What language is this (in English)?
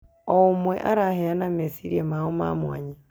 Kikuyu